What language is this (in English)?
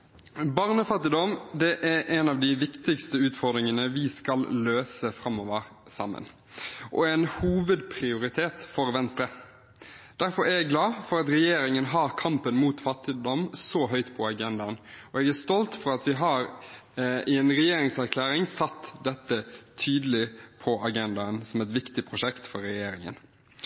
Norwegian Bokmål